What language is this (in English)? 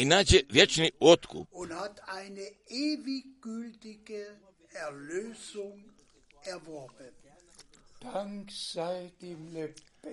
Croatian